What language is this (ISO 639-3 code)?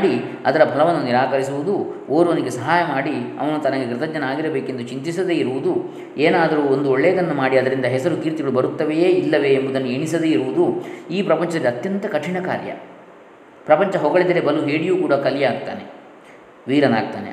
kan